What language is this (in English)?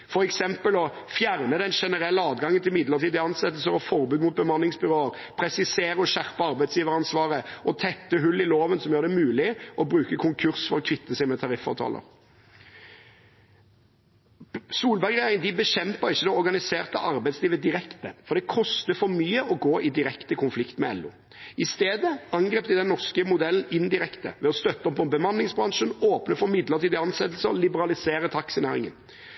Norwegian Bokmål